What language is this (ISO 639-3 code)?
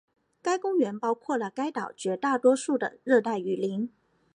zho